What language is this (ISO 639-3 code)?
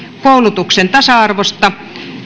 fin